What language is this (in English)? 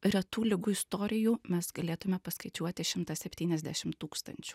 Lithuanian